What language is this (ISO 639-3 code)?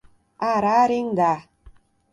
por